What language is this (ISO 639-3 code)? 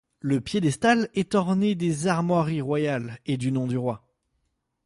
fra